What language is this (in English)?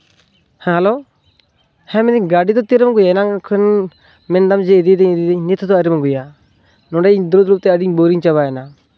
Santali